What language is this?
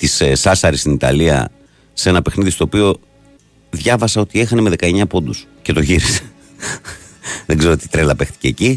Greek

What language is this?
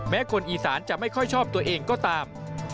Thai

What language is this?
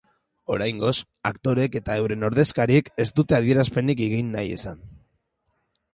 Basque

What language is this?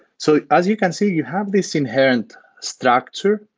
English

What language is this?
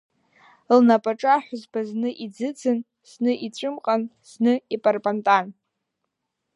Abkhazian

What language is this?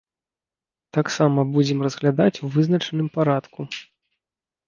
Belarusian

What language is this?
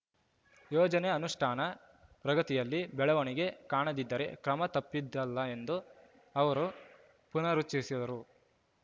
Kannada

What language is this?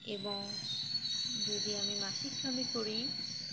Bangla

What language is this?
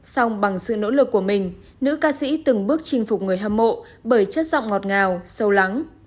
Vietnamese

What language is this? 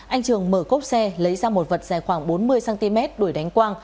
Vietnamese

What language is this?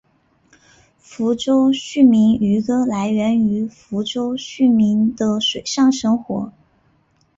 Chinese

